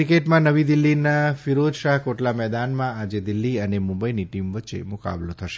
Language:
Gujarati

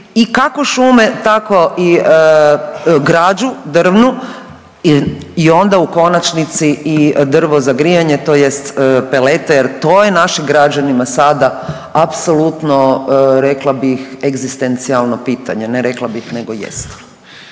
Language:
Croatian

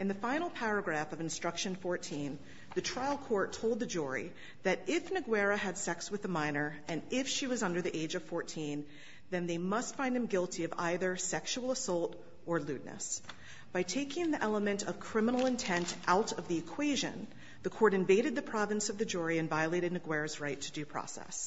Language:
English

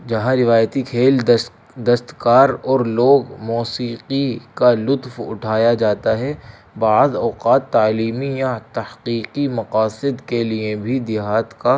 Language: Urdu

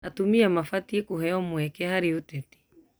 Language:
Kikuyu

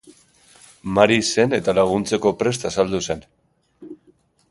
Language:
Basque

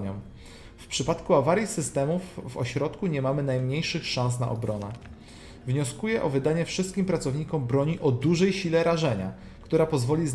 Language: Polish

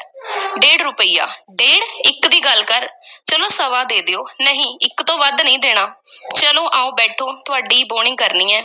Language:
Punjabi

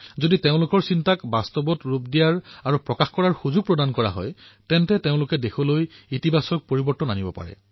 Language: Assamese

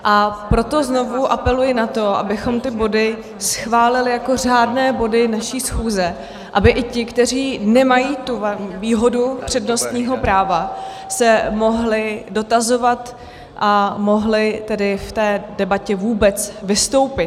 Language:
Czech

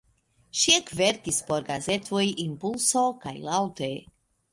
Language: Esperanto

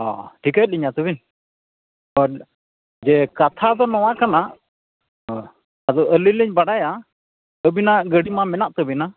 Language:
Santali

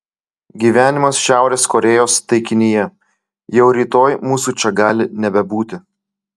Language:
Lithuanian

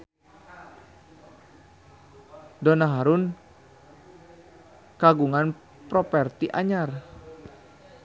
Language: Sundanese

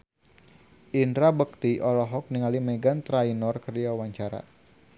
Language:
Sundanese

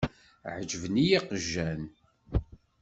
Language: Kabyle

